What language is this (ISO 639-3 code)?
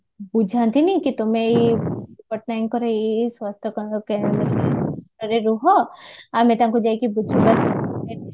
ori